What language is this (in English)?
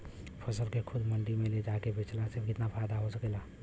Bhojpuri